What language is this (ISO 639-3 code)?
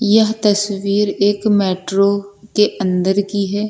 hin